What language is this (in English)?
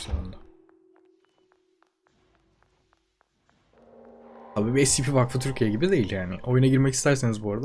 Turkish